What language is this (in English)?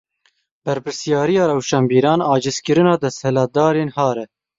Kurdish